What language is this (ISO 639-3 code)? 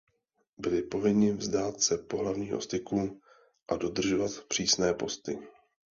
ces